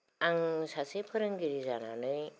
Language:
Bodo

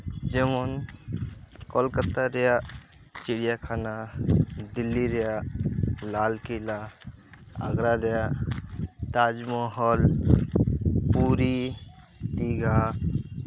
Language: Santali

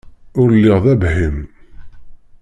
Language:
Kabyle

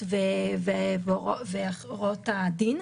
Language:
Hebrew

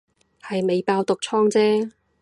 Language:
Cantonese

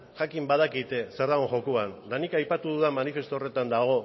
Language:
Basque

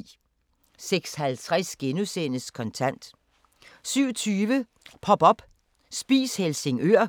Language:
Danish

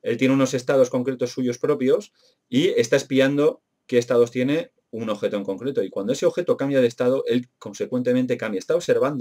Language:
Spanish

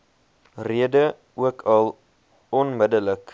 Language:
Afrikaans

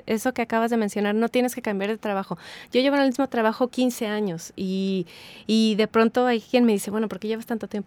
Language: Spanish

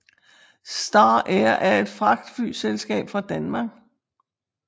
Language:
Danish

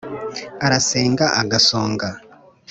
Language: Kinyarwanda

